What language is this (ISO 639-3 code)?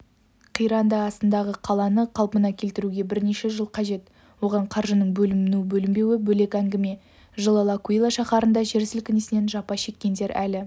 kaz